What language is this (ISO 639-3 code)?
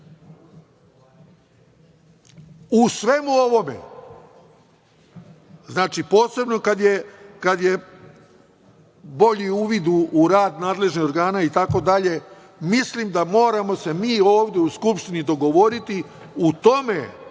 srp